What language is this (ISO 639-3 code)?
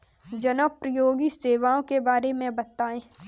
hin